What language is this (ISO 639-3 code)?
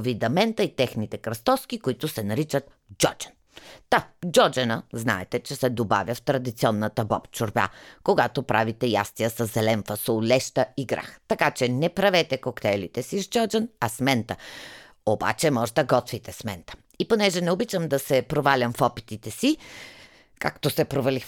bul